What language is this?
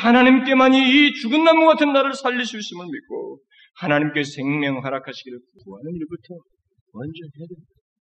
Korean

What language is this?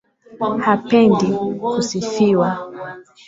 Swahili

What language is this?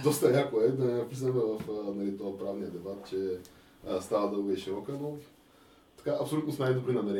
Bulgarian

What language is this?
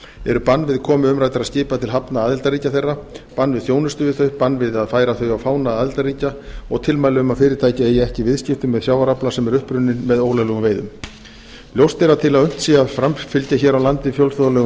Icelandic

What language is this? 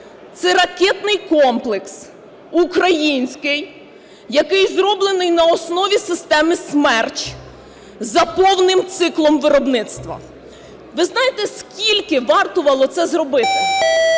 Ukrainian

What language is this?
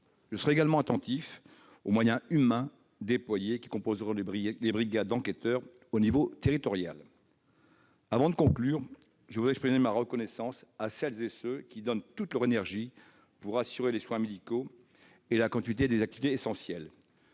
French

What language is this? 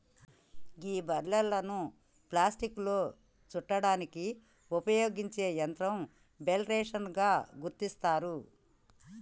Telugu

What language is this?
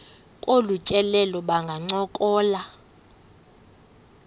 Xhosa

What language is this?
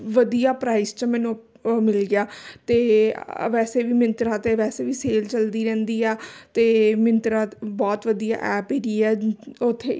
Punjabi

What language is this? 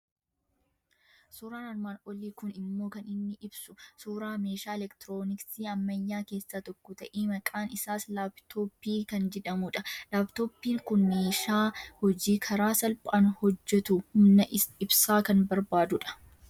Oromo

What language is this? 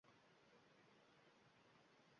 Uzbek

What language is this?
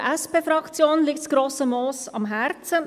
Swiss German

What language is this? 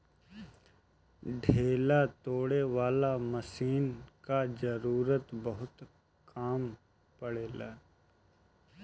Bhojpuri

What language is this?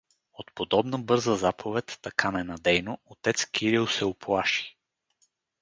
Bulgarian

